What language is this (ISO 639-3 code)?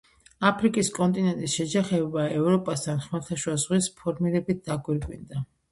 kat